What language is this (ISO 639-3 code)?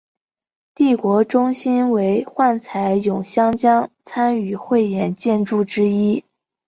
zho